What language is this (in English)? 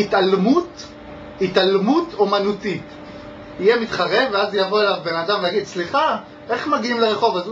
Hebrew